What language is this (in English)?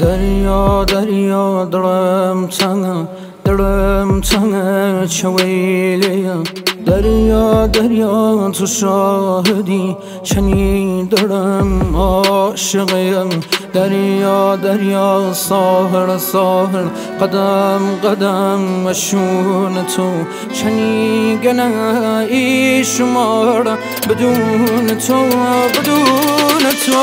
Persian